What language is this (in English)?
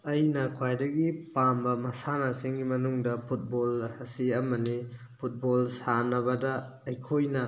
Manipuri